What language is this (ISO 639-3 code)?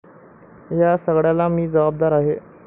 mar